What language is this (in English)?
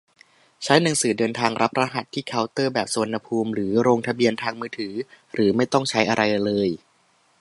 Thai